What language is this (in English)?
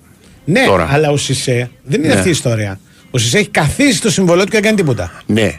Greek